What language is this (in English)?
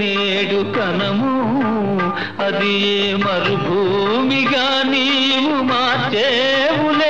Hindi